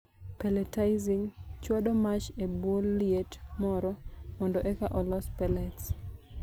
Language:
Luo (Kenya and Tanzania)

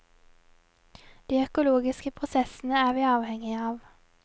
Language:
Norwegian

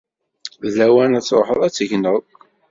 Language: Kabyle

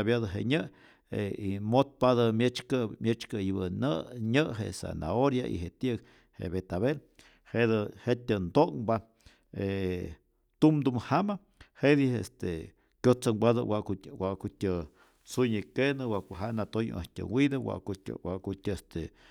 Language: Rayón Zoque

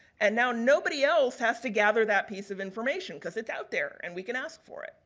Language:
English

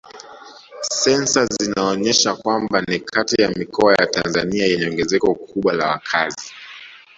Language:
Swahili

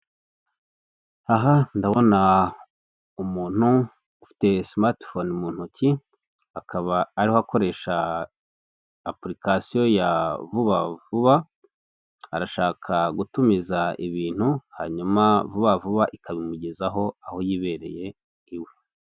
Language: Kinyarwanda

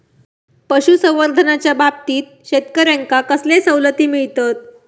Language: Marathi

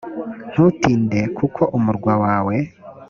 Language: Kinyarwanda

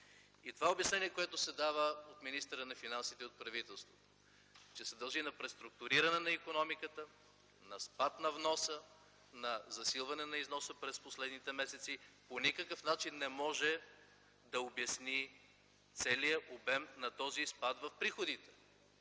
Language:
Bulgarian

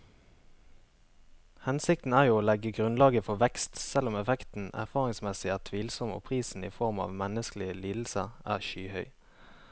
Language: Norwegian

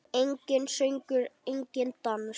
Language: Icelandic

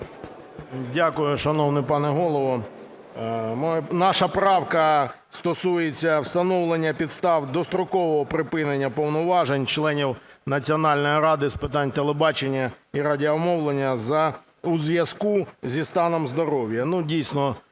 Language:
Ukrainian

